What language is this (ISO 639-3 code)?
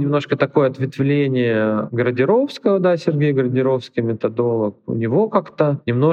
rus